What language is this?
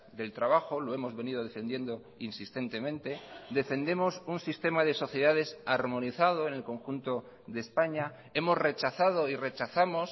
Spanish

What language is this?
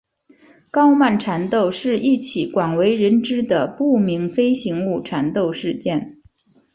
Chinese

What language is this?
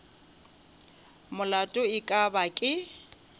Northern Sotho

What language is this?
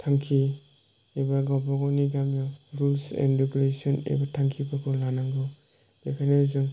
Bodo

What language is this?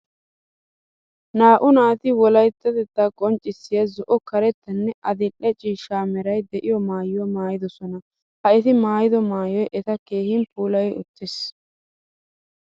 Wolaytta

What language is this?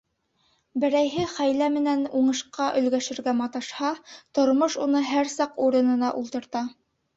Bashkir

